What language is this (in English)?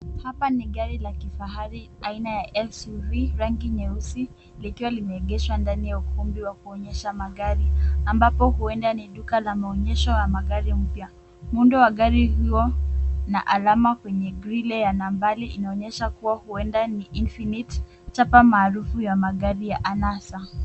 Swahili